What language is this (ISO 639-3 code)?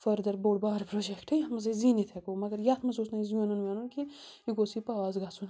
kas